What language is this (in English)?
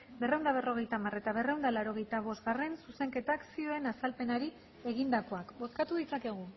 Basque